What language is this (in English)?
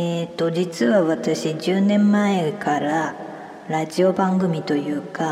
Japanese